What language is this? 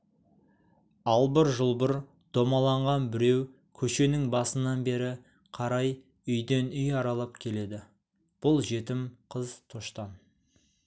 Kazakh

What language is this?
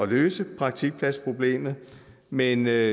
Danish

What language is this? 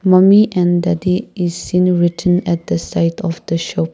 English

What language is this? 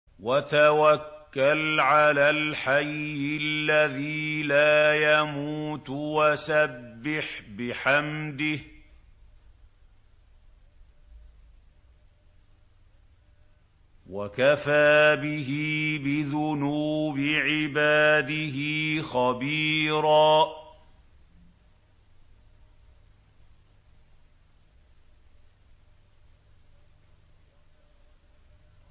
Arabic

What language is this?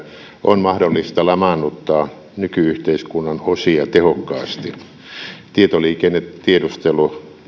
Finnish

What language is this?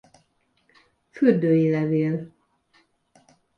Hungarian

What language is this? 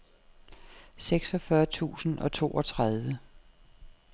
Danish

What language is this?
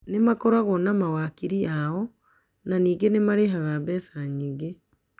Kikuyu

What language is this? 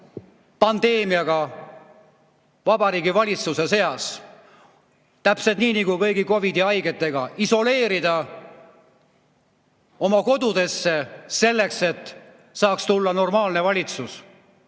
Estonian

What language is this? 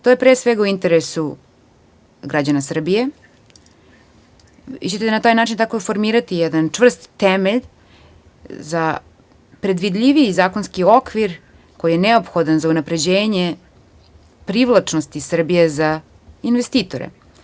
Serbian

